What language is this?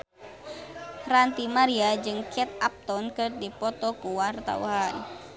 Sundanese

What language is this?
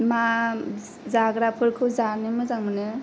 Bodo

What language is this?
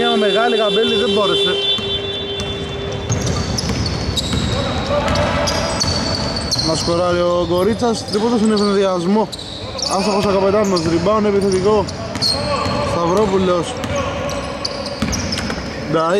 Greek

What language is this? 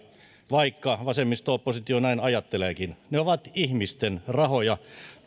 Finnish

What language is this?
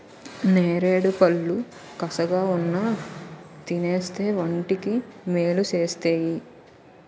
Telugu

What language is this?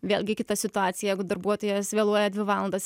Lithuanian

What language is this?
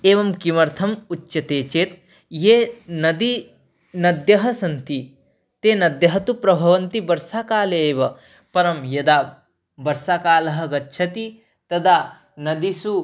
Sanskrit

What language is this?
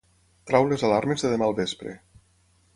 Catalan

